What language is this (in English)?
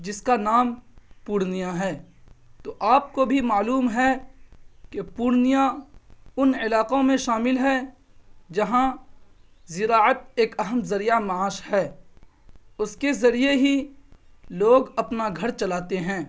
Urdu